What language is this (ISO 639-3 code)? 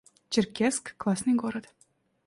rus